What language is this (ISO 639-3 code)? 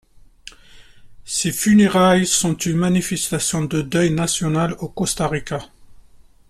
fra